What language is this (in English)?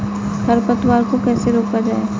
Hindi